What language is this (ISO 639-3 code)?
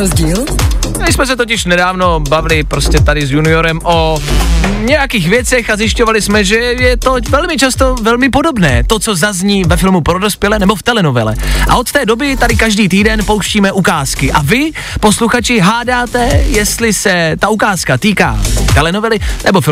ces